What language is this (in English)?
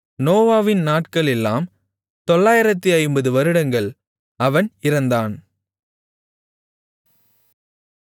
Tamil